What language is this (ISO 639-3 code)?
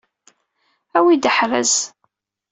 kab